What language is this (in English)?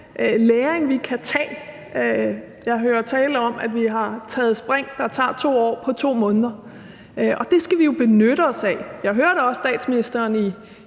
Danish